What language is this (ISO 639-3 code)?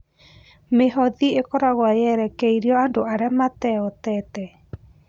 kik